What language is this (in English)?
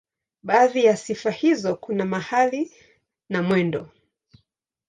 Swahili